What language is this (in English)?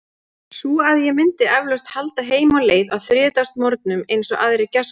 Icelandic